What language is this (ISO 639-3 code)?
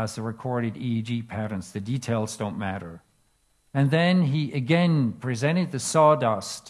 eng